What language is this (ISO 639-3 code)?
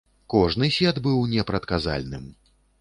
bel